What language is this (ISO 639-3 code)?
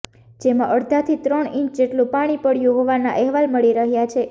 guj